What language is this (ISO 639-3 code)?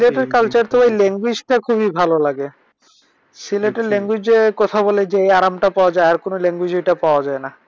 ben